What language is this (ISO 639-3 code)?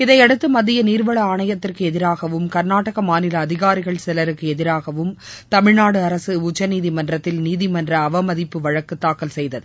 tam